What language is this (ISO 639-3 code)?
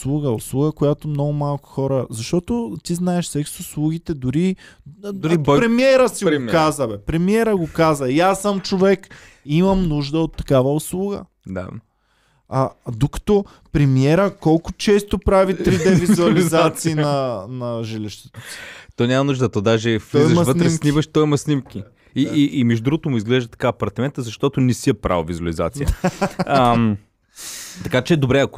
bul